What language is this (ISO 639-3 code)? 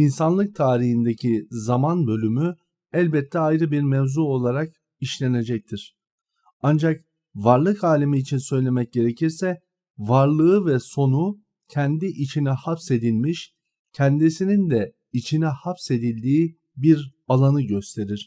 tur